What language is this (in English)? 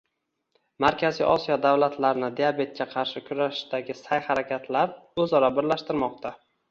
Uzbek